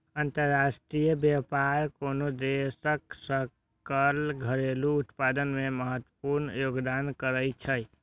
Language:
Maithili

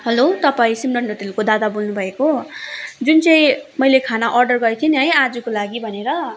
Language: Nepali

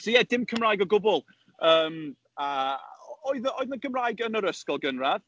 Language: Welsh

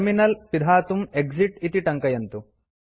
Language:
Sanskrit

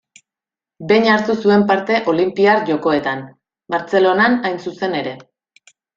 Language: Basque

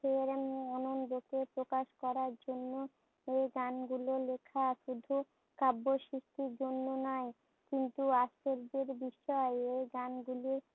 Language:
Bangla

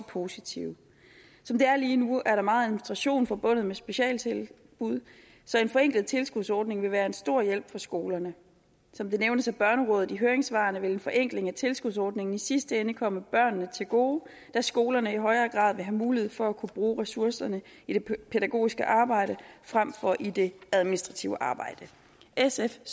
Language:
Danish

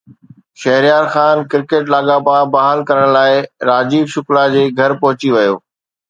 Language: Sindhi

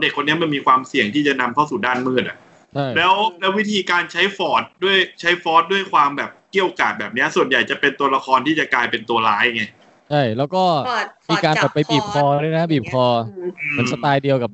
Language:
Thai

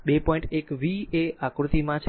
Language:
Gujarati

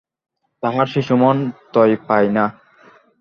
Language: Bangla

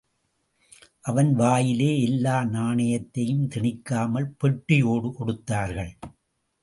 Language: Tamil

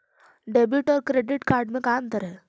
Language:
Magahi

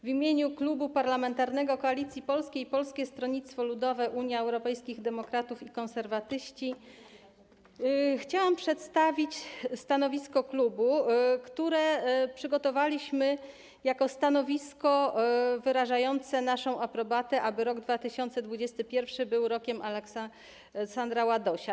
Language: Polish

